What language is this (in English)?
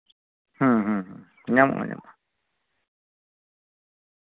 Santali